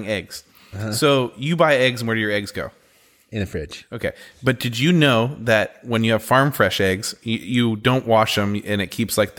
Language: English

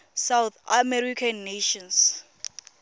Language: Tswana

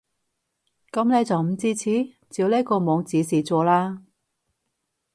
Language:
Cantonese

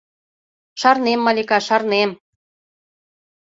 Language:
Mari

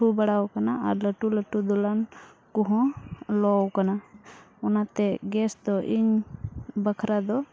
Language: Santali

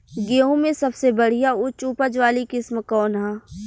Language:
Bhojpuri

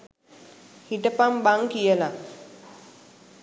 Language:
Sinhala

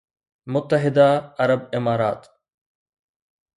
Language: Sindhi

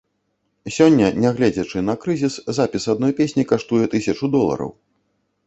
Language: Belarusian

